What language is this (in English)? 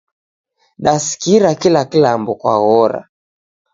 Taita